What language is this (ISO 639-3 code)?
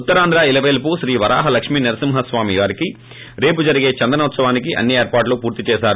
tel